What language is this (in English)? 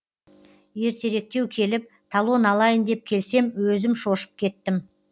Kazakh